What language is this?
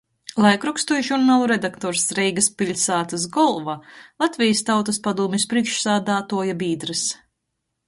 Latgalian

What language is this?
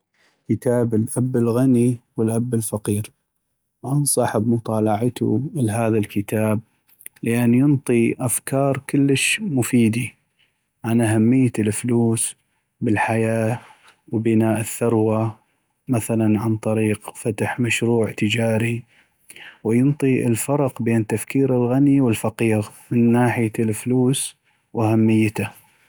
North Mesopotamian Arabic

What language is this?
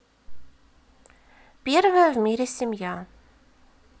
Russian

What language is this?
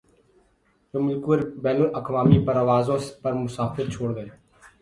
Urdu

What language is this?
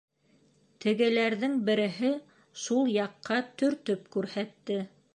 Bashkir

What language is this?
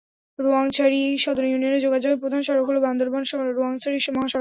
Bangla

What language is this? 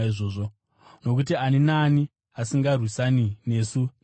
Shona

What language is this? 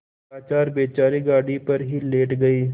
Hindi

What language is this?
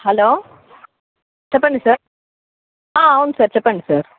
Telugu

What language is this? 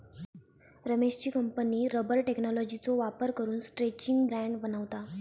Marathi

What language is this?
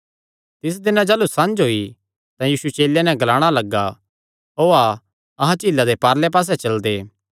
Kangri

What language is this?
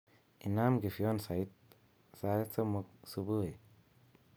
Kalenjin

